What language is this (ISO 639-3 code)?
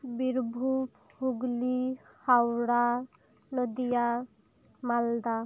sat